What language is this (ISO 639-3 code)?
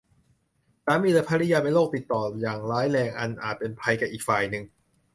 tha